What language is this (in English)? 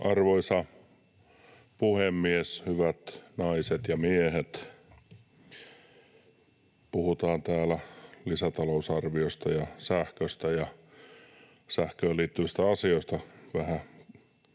Finnish